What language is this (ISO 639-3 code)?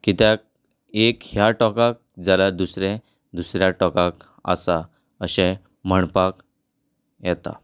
kok